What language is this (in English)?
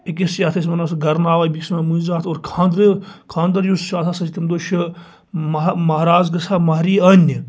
Kashmiri